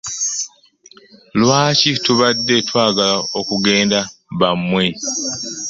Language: Ganda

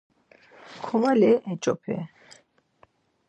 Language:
Laz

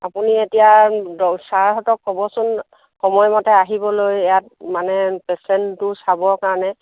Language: Assamese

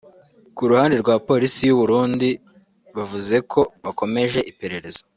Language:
Kinyarwanda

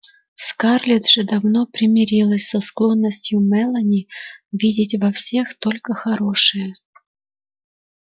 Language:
Russian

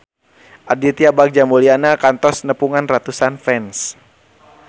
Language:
Sundanese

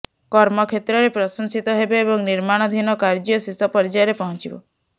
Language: Odia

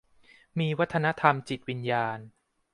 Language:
Thai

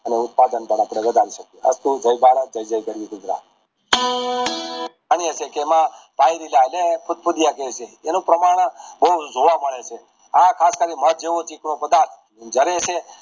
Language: Gujarati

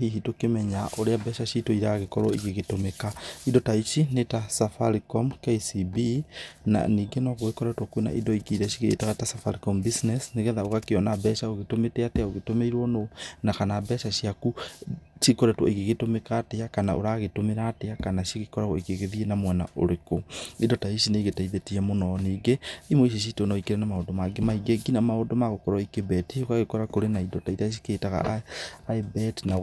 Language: Kikuyu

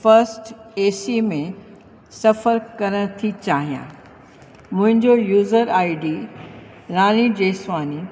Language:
Sindhi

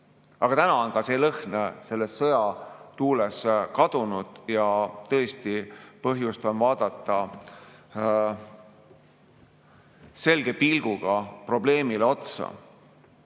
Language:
Estonian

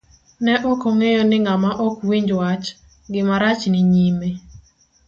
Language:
Luo (Kenya and Tanzania)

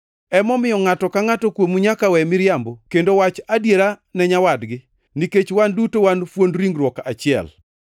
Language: Luo (Kenya and Tanzania)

